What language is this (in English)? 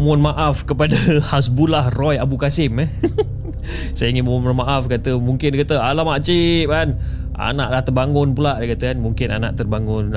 Malay